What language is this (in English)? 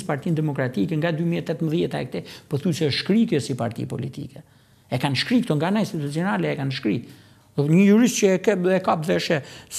Romanian